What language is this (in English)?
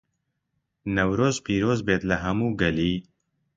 Central Kurdish